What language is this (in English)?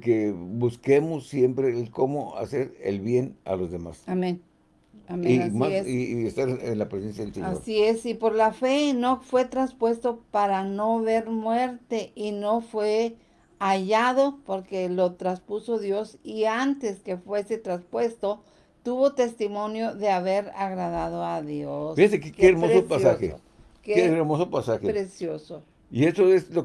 Spanish